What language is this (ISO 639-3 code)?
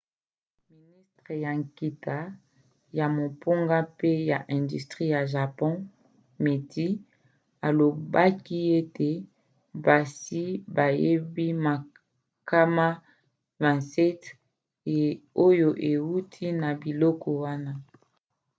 lin